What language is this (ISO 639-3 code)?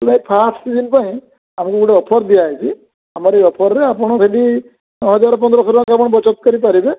ori